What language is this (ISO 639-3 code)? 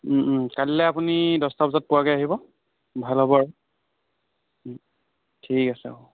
asm